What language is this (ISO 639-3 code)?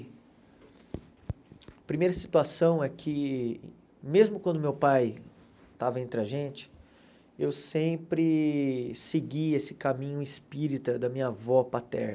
por